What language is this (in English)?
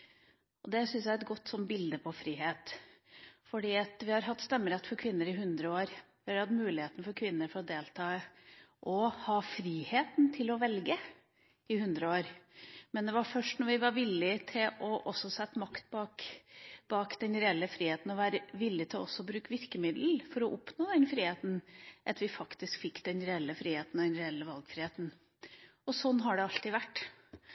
Norwegian Bokmål